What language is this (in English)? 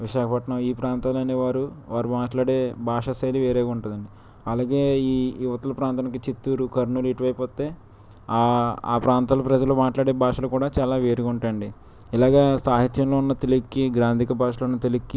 Telugu